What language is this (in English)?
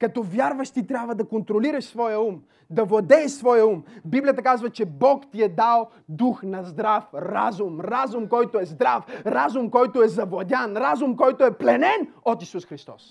Bulgarian